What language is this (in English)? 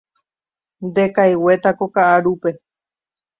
Guarani